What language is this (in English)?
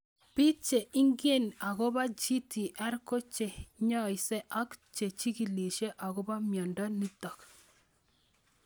Kalenjin